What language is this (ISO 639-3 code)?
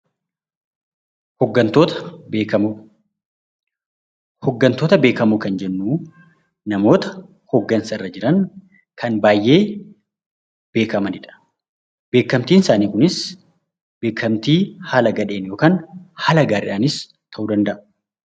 orm